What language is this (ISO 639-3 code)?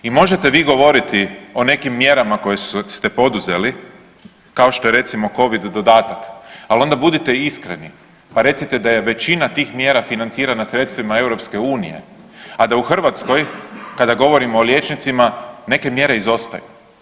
hrv